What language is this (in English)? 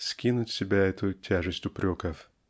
Russian